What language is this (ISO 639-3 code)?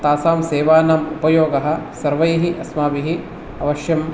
san